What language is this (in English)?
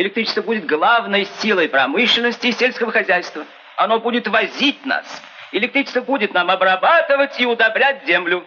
Russian